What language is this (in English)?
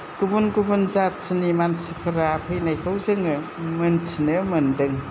Bodo